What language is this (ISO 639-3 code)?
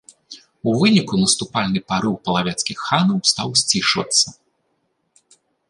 bel